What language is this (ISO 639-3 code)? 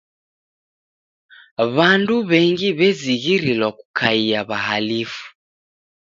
dav